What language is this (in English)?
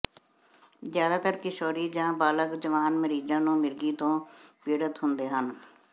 Punjabi